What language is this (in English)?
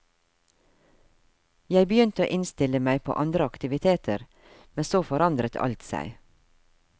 Norwegian